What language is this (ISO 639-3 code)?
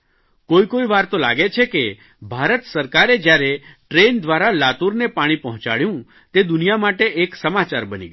guj